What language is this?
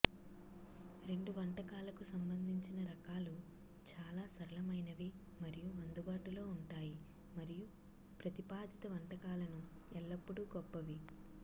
Telugu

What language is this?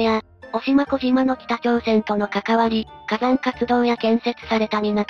Japanese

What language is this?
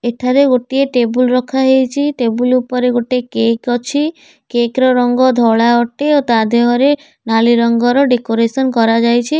Odia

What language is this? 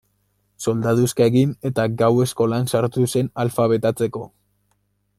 Basque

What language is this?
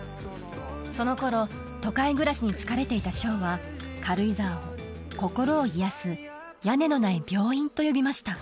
Japanese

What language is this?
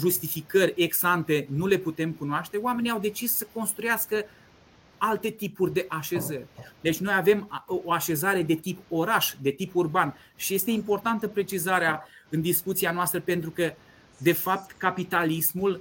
Romanian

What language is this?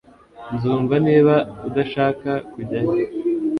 Kinyarwanda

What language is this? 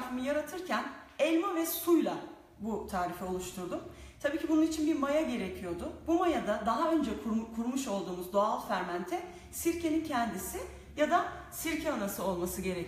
Turkish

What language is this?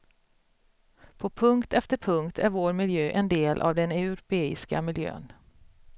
Swedish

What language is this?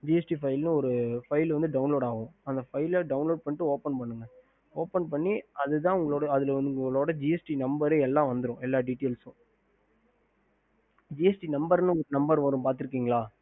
Tamil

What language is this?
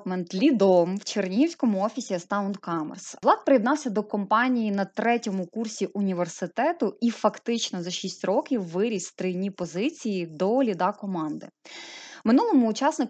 Ukrainian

